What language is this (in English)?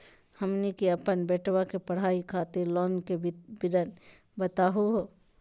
Magahi